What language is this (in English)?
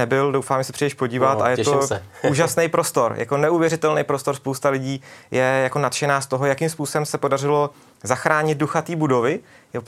Czech